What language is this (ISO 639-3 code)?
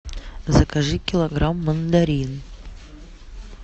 rus